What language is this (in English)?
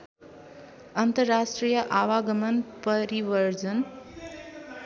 Nepali